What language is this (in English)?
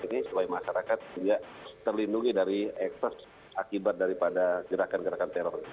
Indonesian